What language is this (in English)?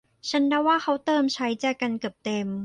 Thai